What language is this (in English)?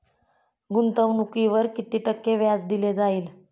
Marathi